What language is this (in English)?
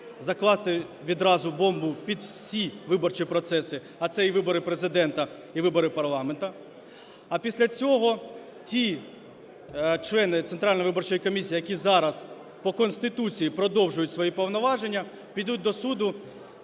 Ukrainian